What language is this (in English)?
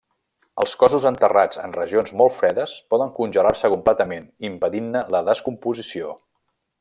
Catalan